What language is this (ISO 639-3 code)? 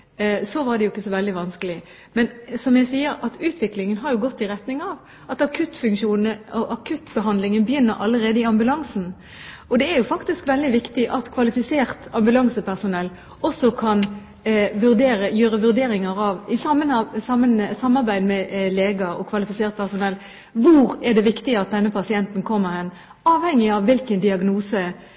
nob